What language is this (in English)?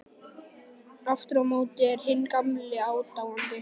Icelandic